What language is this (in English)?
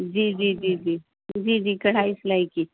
Urdu